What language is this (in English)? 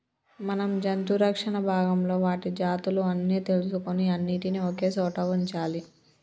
Telugu